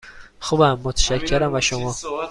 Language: Persian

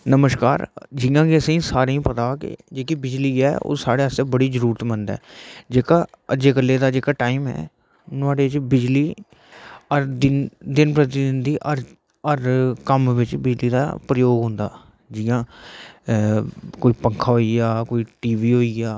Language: Dogri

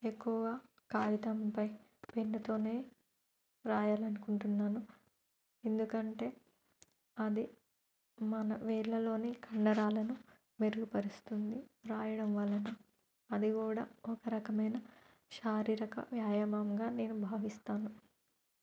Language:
Telugu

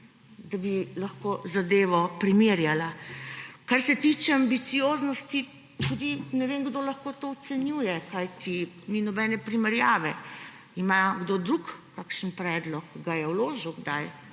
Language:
Slovenian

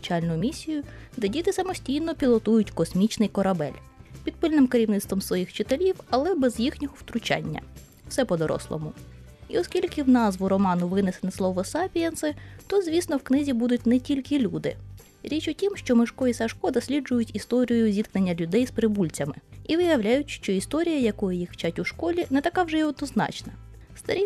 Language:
Ukrainian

